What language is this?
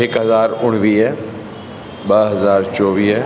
Sindhi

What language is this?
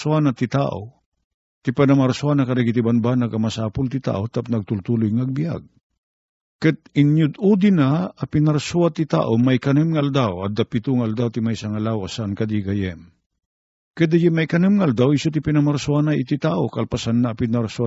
Filipino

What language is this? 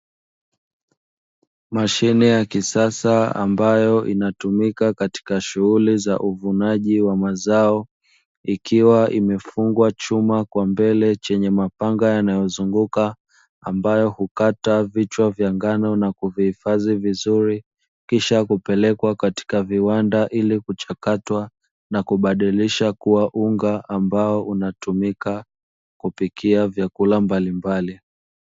Swahili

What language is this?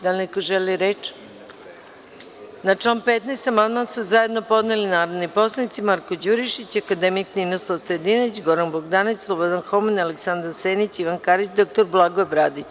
Serbian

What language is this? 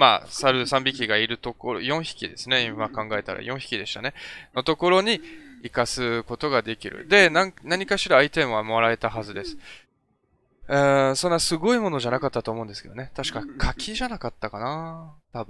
Japanese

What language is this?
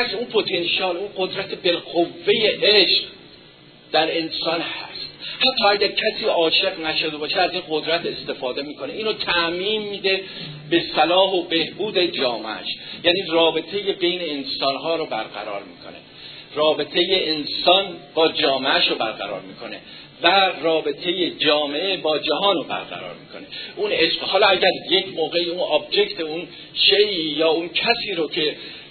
Persian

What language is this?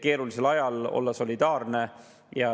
Estonian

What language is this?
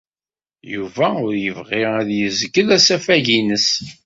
Kabyle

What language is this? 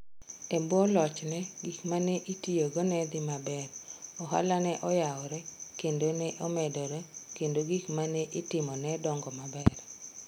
Luo (Kenya and Tanzania)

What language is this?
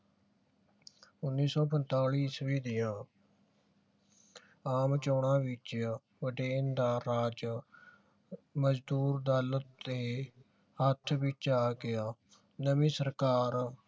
Punjabi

